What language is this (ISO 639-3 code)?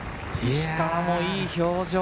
jpn